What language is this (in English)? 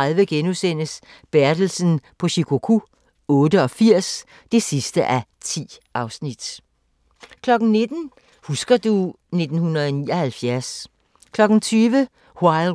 Danish